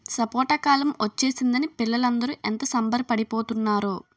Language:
Telugu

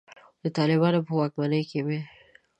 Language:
Pashto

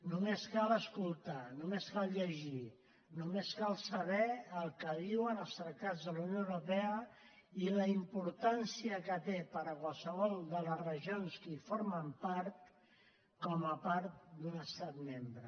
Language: Catalan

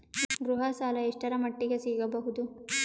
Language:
Kannada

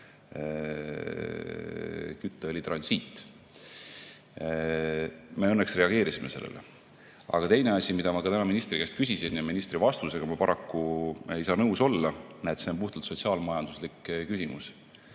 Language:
Estonian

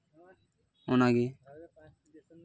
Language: Santali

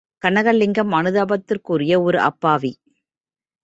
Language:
Tamil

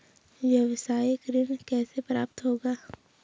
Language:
Hindi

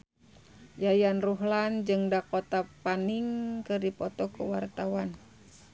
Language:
Sundanese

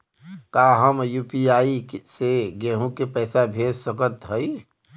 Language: Bhojpuri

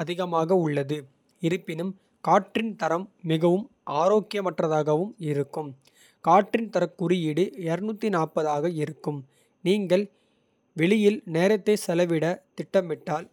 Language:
Kota (India)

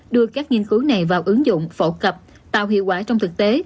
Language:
Vietnamese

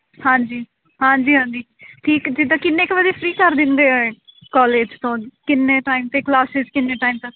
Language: Punjabi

